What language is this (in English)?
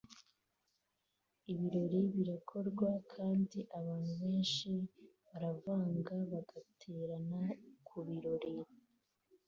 Kinyarwanda